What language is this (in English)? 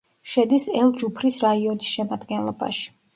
Georgian